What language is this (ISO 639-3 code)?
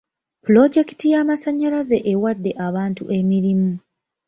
lug